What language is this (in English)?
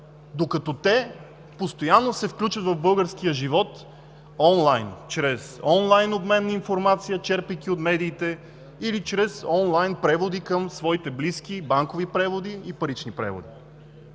Bulgarian